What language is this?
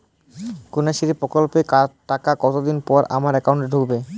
Bangla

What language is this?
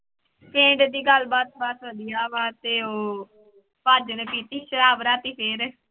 Punjabi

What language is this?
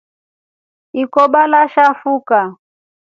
Rombo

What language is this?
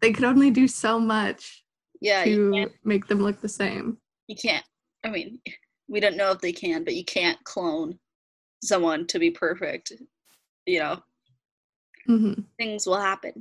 English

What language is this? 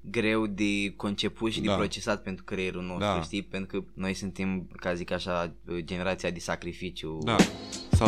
Romanian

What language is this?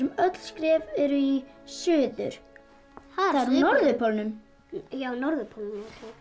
Icelandic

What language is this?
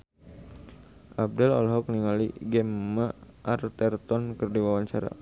Sundanese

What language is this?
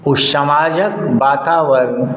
Maithili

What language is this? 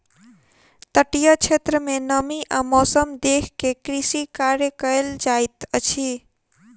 Maithili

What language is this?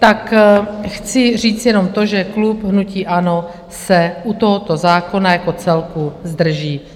Czech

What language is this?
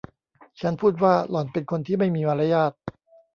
Thai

